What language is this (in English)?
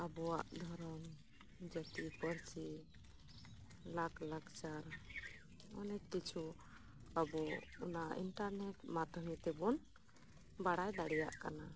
Santali